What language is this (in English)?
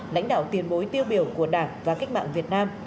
Vietnamese